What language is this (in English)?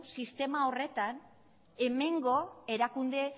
Basque